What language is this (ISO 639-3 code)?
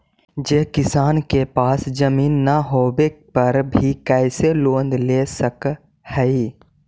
mag